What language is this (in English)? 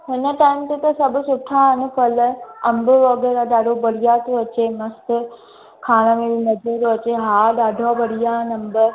Sindhi